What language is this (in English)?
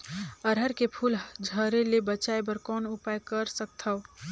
Chhattisgarhi